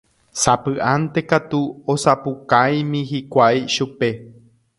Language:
Guarani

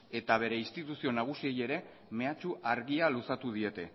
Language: Basque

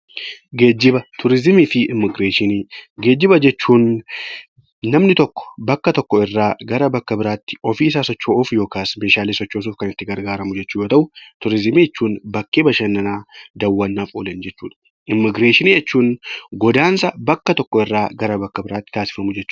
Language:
Oromo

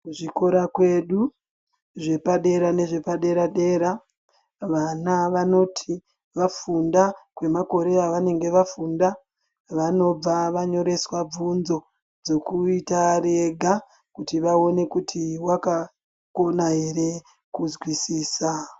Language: Ndau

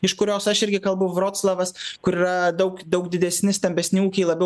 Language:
Lithuanian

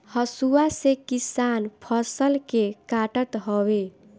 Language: Bhojpuri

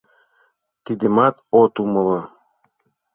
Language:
Mari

